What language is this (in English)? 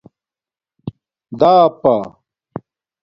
Domaaki